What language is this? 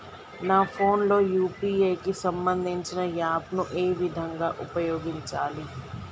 Telugu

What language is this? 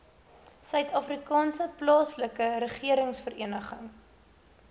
Afrikaans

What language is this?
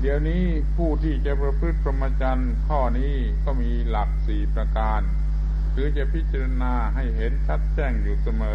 Thai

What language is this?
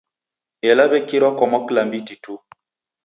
Taita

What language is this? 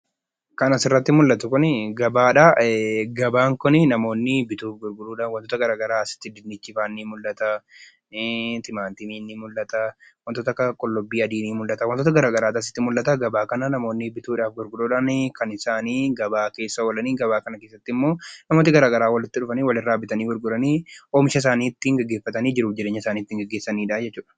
Oromo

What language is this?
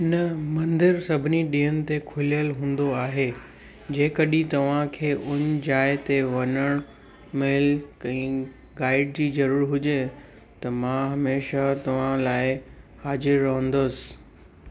Sindhi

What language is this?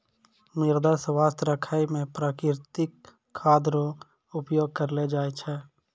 Maithili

